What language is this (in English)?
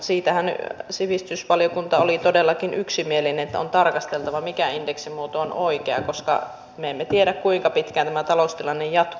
Finnish